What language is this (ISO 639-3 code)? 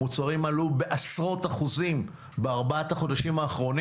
heb